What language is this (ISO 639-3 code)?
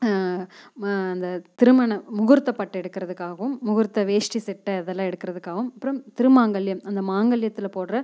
tam